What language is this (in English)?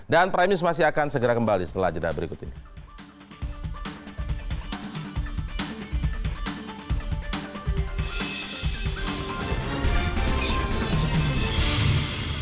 Indonesian